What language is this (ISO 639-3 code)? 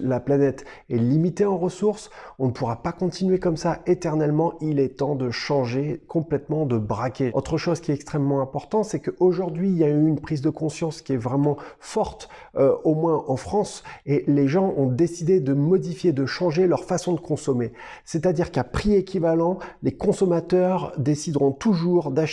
fra